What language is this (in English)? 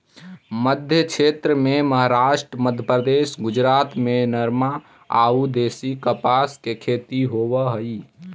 Magahi